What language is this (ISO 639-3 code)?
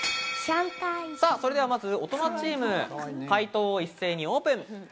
jpn